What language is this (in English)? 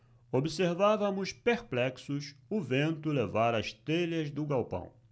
Portuguese